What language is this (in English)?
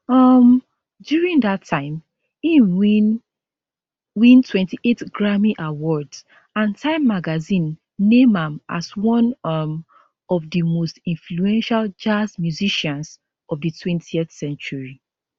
Nigerian Pidgin